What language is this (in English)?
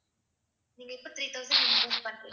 Tamil